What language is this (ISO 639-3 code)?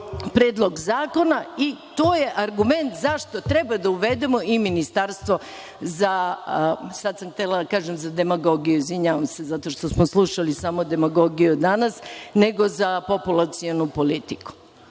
srp